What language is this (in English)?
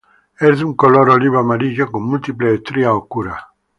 Spanish